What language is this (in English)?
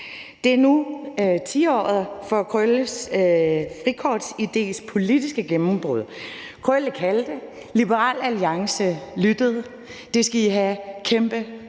Danish